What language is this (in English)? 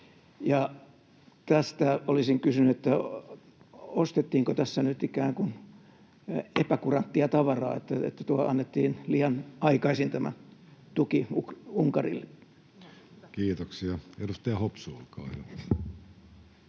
Finnish